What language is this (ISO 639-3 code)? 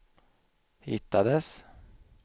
swe